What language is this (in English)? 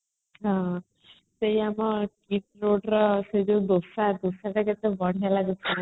Odia